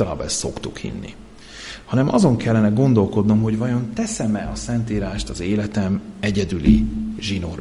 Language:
Hungarian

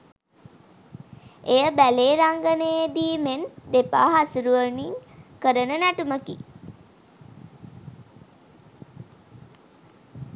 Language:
Sinhala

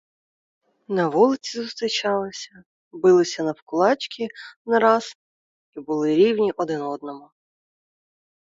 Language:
Ukrainian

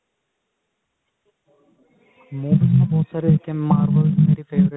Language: Punjabi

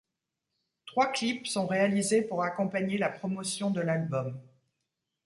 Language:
French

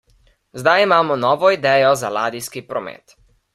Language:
Slovenian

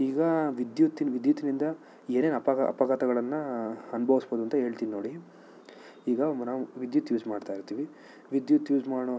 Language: Kannada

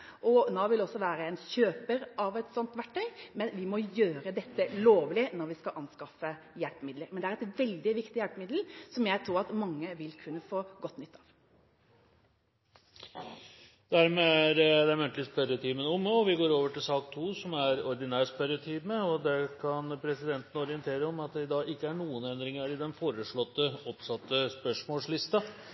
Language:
Norwegian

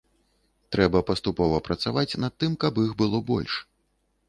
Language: Belarusian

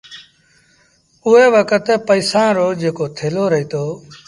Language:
Sindhi Bhil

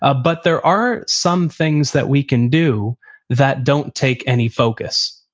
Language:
English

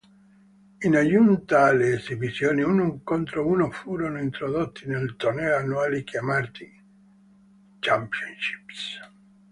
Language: Italian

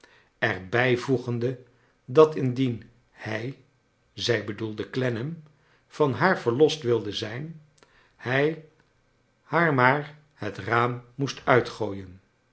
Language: Dutch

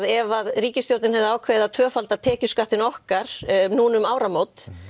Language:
Icelandic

